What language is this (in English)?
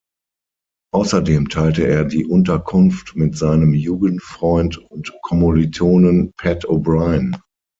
German